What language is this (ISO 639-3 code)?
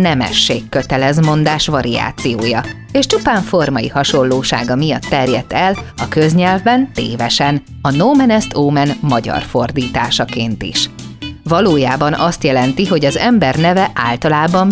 hun